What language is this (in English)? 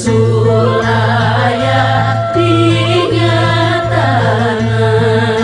Indonesian